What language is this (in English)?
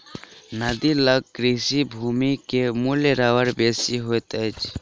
Maithili